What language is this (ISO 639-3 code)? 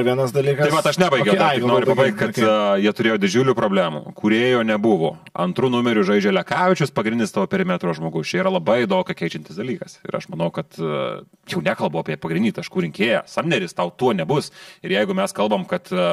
lit